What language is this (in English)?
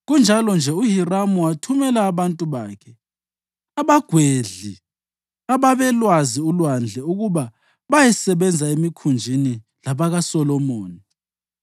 North Ndebele